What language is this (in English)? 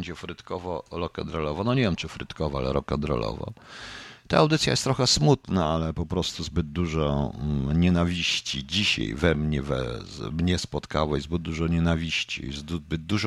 Polish